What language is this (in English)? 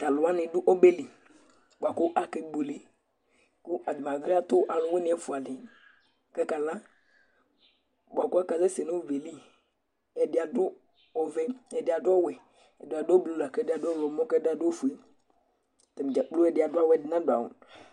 Ikposo